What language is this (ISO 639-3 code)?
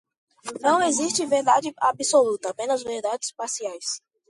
por